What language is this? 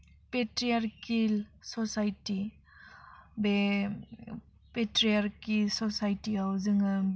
Bodo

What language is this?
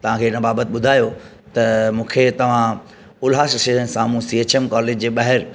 Sindhi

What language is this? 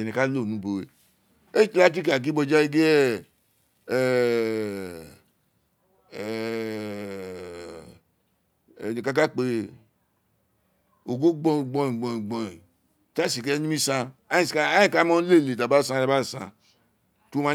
Isekiri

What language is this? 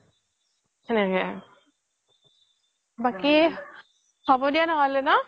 Assamese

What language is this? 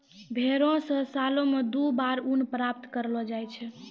Maithili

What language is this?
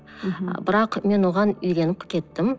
Kazakh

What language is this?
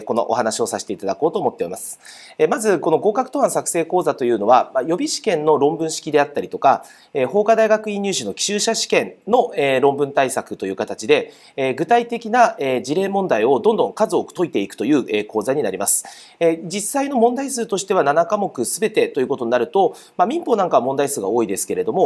Japanese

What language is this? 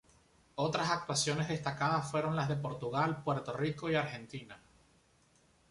Spanish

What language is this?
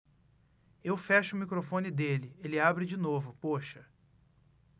Portuguese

